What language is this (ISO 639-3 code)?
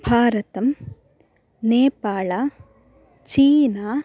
san